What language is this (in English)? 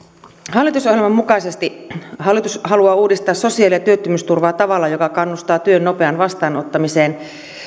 Finnish